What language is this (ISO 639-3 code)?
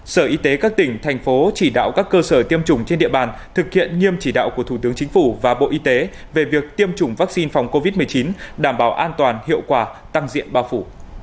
vie